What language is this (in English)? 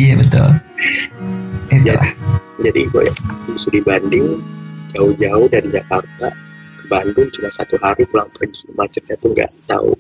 Indonesian